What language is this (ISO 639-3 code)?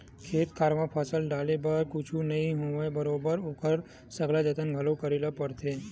hne